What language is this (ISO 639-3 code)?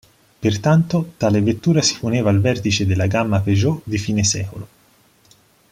ita